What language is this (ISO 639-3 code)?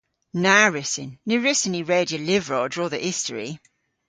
cor